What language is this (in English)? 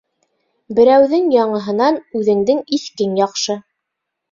Bashkir